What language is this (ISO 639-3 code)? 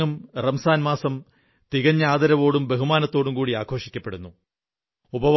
mal